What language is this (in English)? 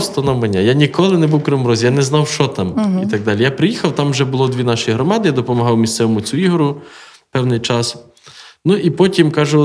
Ukrainian